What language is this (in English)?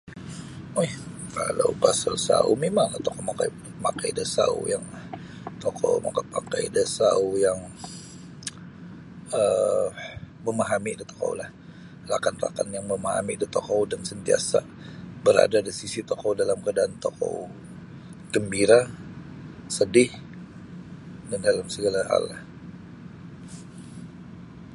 Sabah Bisaya